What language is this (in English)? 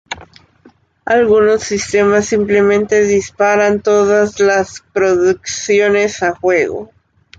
Spanish